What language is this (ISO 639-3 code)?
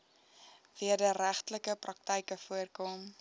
afr